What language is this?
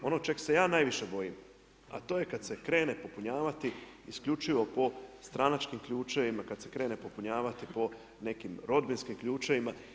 Croatian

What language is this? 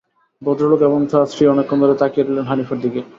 Bangla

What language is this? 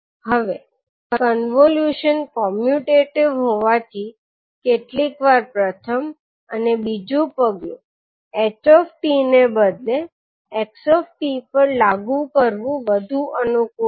Gujarati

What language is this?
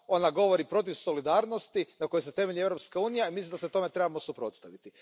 Croatian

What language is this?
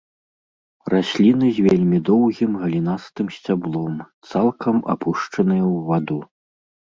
Belarusian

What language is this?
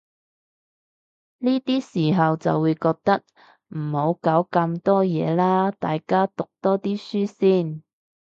Cantonese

